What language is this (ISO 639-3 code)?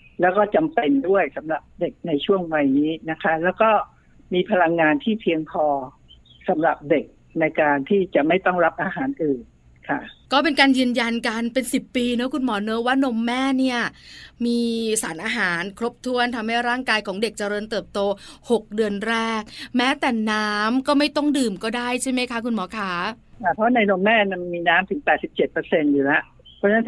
tha